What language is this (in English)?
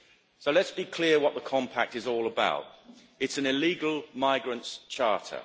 English